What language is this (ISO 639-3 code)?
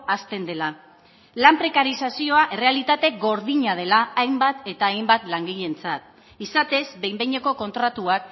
eus